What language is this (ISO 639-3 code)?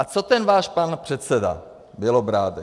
ces